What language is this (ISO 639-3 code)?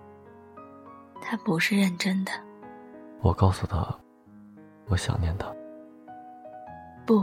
zho